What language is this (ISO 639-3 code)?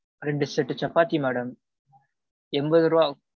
tam